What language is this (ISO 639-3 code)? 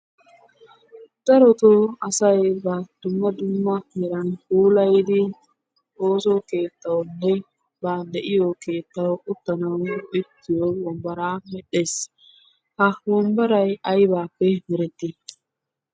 wal